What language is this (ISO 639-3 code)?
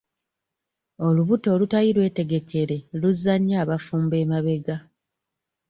lug